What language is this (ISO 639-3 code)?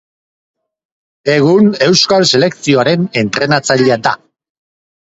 eus